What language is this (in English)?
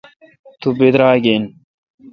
Kalkoti